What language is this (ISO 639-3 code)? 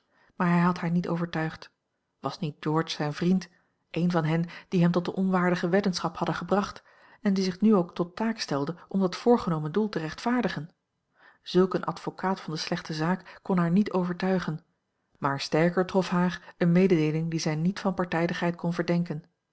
nld